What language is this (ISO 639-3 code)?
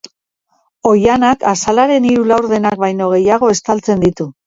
eus